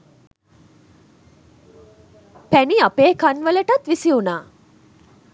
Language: Sinhala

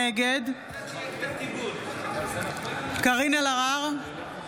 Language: Hebrew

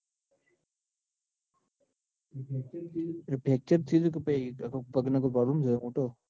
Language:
Gujarati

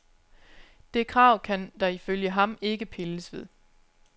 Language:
Danish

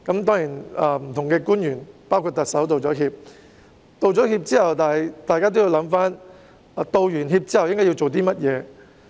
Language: Cantonese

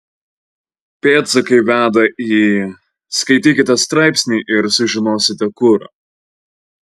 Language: Lithuanian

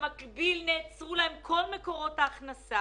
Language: Hebrew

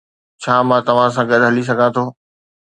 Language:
Sindhi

